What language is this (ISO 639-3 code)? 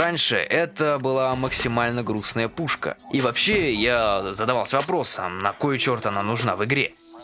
rus